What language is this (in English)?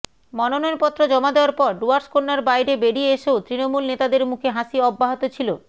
Bangla